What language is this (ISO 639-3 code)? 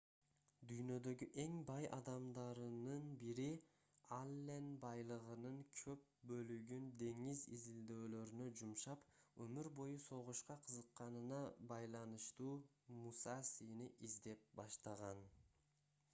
kir